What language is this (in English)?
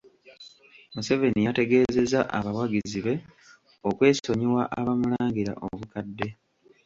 Ganda